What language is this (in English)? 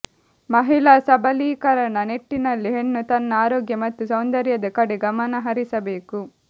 Kannada